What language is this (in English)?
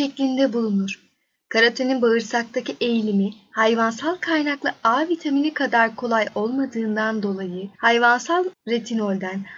Turkish